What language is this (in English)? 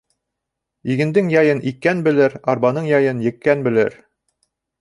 Bashkir